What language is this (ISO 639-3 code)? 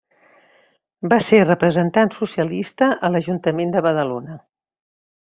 cat